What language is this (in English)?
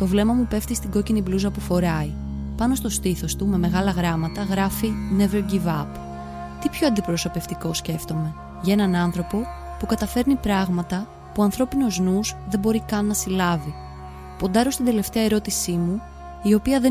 Greek